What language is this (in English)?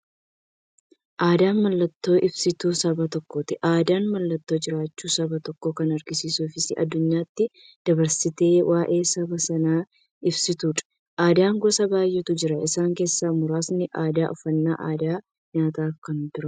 Oromo